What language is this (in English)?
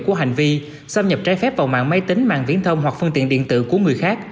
Vietnamese